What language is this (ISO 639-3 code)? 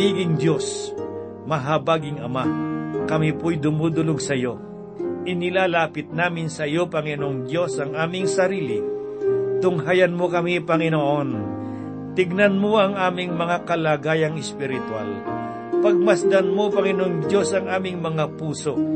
fil